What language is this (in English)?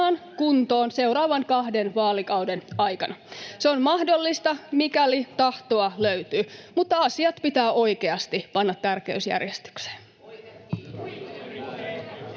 Finnish